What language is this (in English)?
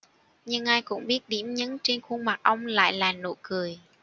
Vietnamese